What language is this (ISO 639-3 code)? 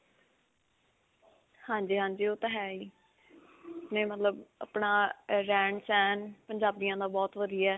pan